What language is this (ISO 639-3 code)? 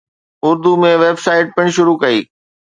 snd